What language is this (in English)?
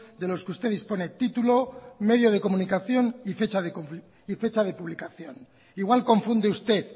Spanish